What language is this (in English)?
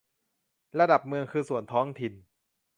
Thai